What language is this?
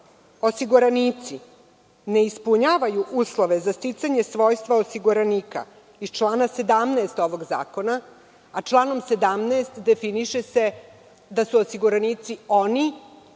Serbian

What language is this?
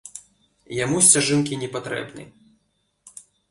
Belarusian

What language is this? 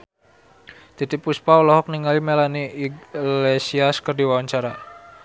Sundanese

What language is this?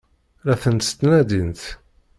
Kabyle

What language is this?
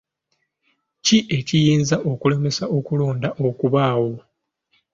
Ganda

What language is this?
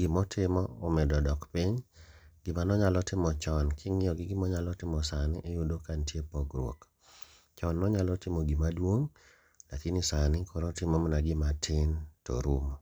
Luo (Kenya and Tanzania)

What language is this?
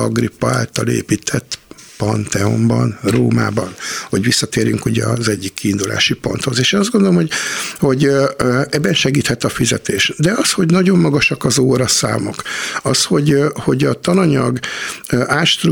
Hungarian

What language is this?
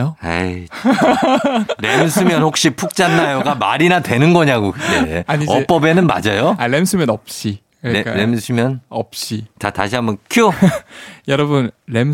Korean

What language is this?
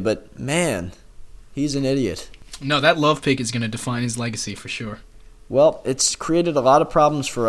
English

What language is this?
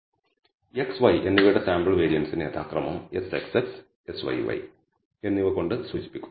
Malayalam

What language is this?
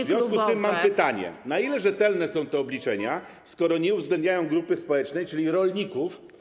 Polish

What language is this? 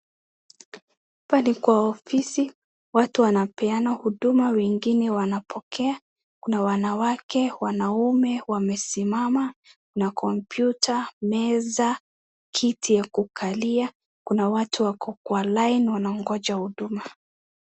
Swahili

